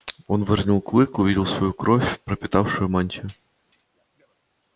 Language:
Russian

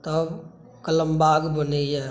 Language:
Maithili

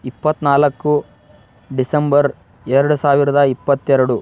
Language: Kannada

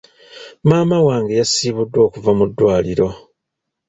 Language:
Ganda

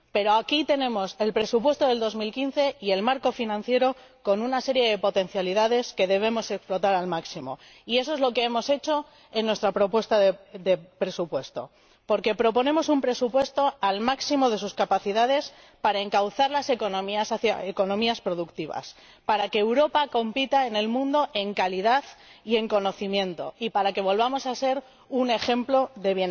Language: Spanish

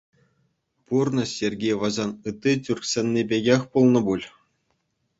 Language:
Chuvash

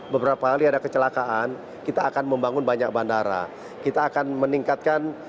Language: Indonesian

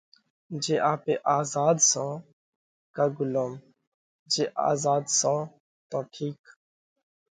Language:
Parkari Koli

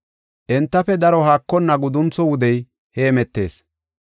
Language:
Gofa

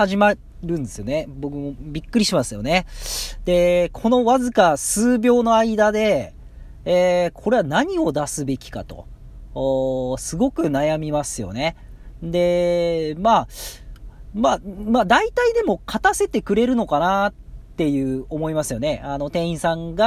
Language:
Japanese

